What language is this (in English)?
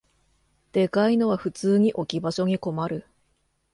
Japanese